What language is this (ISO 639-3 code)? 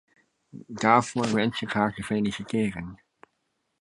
nld